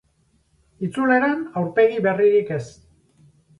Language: Basque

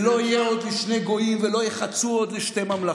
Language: Hebrew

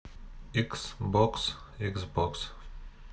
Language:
Russian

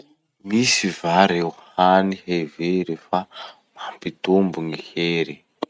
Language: Masikoro Malagasy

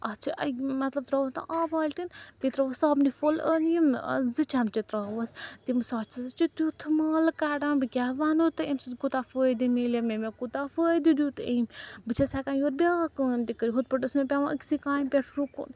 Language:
Kashmiri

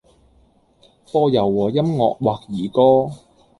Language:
Cantonese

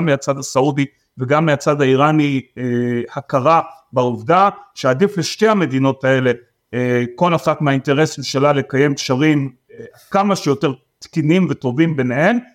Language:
Hebrew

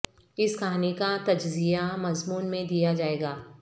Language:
Urdu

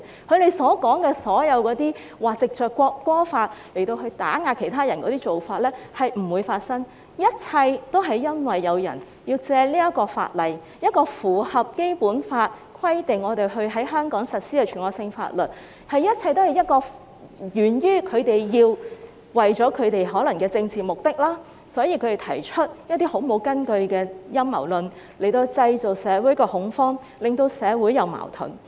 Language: Cantonese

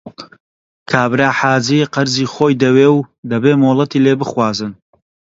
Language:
Central Kurdish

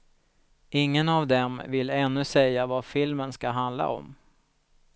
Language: Swedish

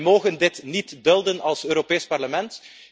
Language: Dutch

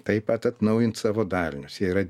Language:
Lithuanian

